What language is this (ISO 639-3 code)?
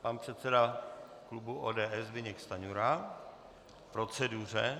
ces